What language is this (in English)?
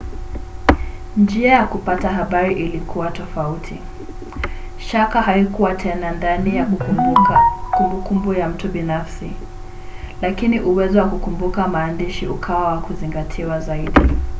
Swahili